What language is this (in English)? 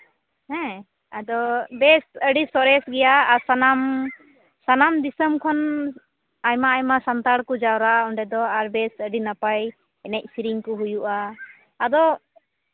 Santali